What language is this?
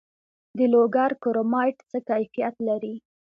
Pashto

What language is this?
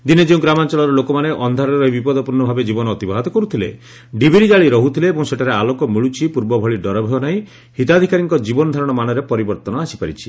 Odia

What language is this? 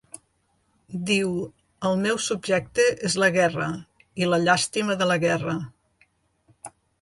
Catalan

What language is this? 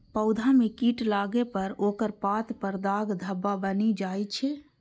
Maithili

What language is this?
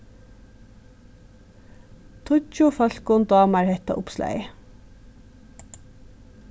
Faroese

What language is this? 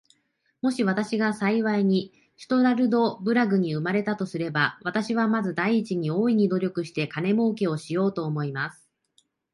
Japanese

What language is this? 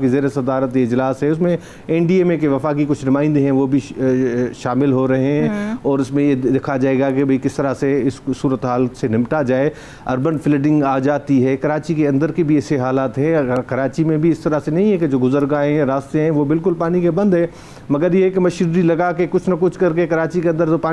Hindi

